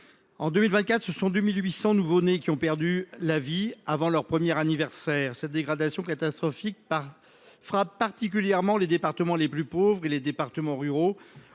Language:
French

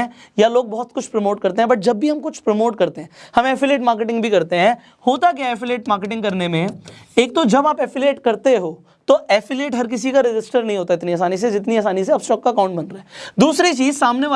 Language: Hindi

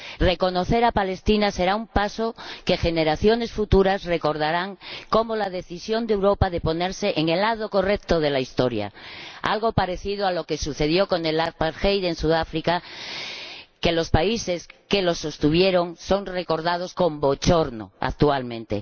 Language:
Spanish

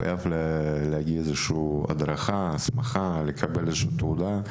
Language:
Hebrew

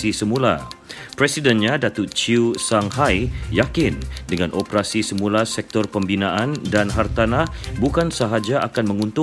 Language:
Malay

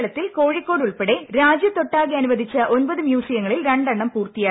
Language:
Malayalam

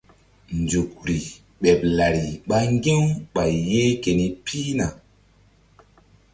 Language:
Mbum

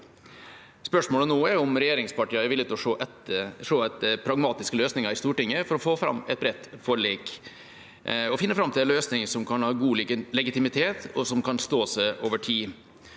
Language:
Norwegian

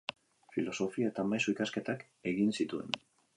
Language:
Basque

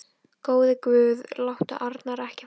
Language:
Icelandic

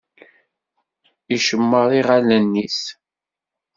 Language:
Kabyle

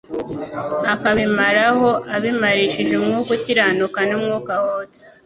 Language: Kinyarwanda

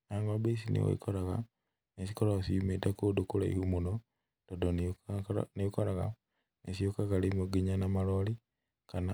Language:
Kikuyu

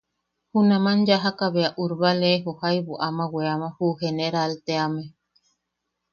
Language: Yaqui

